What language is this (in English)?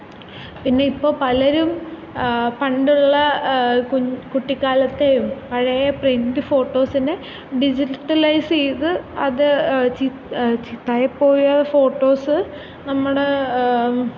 Malayalam